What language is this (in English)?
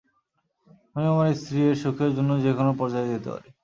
Bangla